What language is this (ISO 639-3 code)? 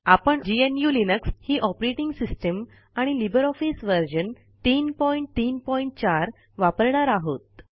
mar